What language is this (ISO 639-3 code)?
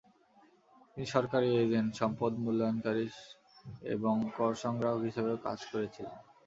ben